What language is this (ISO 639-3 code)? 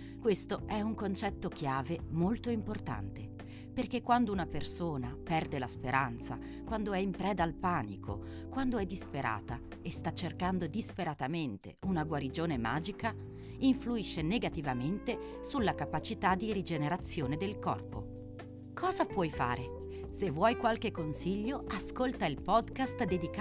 ita